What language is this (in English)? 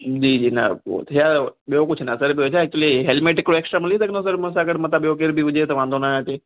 Sindhi